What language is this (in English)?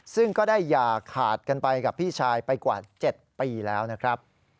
Thai